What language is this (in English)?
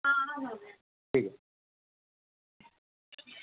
Dogri